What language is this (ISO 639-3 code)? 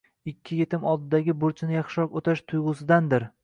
uzb